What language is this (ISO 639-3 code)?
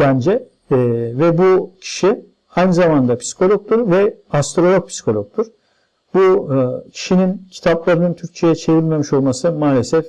tur